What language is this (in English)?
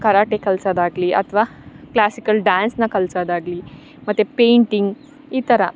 Kannada